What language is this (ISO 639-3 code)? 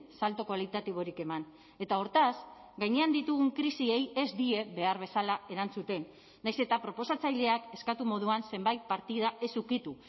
eus